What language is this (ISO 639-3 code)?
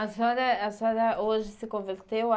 por